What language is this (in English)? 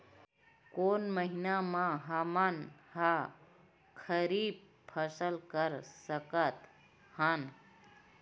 Chhattisgarhi